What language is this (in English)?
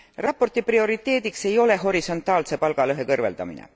Estonian